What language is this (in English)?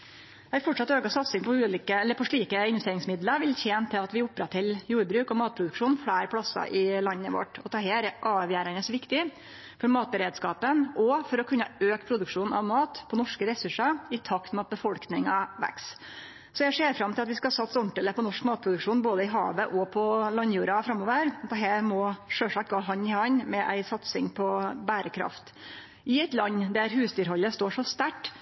Norwegian Nynorsk